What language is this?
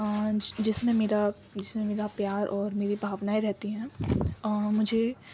Urdu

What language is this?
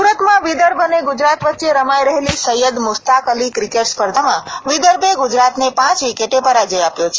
Gujarati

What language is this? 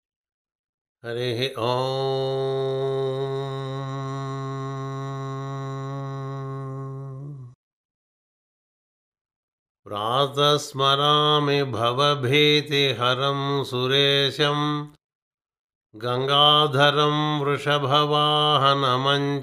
Telugu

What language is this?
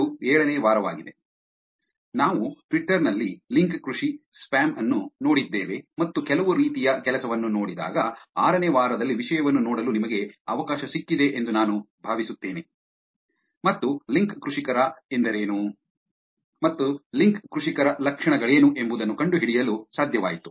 Kannada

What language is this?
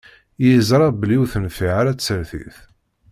Kabyle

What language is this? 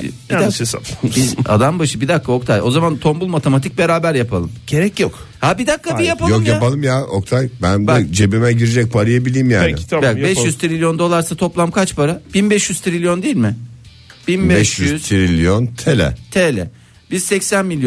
Turkish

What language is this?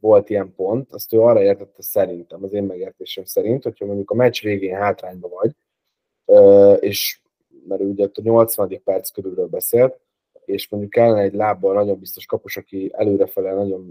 Hungarian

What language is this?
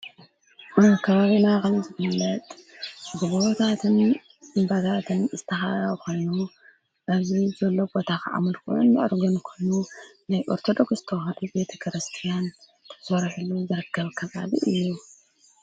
Tigrinya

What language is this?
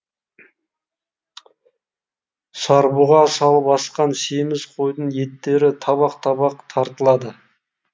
Kazakh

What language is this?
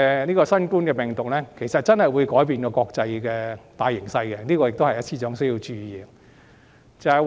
Cantonese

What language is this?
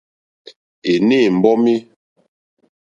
Mokpwe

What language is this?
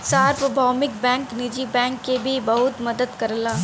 Bhojpuri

